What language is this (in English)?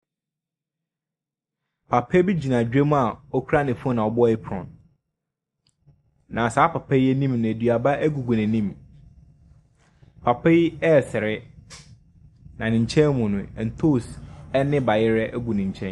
Akan